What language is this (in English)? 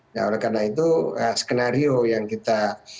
Indonesian